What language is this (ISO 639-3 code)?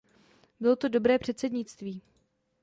ces